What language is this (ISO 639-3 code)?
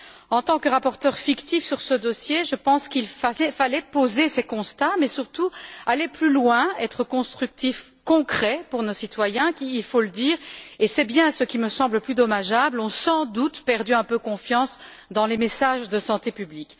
fra